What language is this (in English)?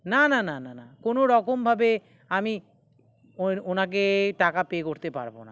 Bangla